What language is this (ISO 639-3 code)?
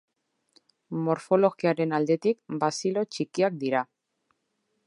eus